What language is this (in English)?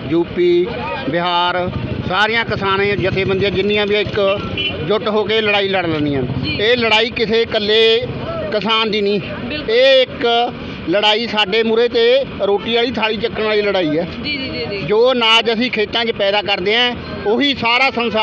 Hindi